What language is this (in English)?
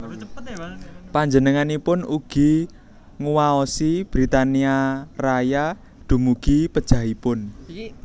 Javanese